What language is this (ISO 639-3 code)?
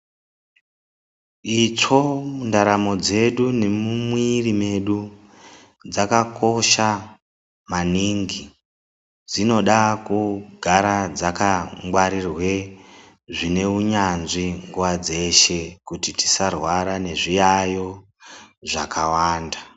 ndc